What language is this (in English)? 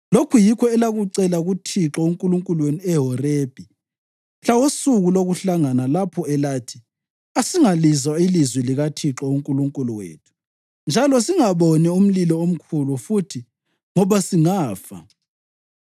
North Ndebele